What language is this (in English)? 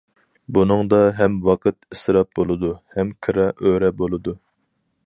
Uyghur